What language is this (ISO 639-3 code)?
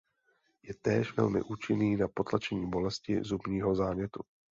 ces